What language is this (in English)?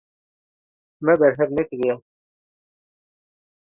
Kurdish